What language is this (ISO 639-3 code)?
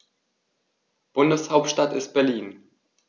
deu